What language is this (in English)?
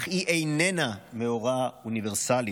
Hebrew